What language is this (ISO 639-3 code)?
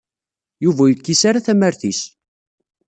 kab